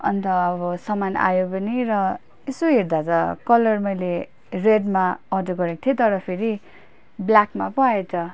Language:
Nepali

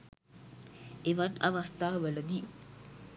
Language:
Sinhala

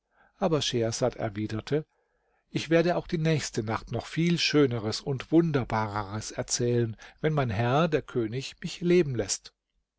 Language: German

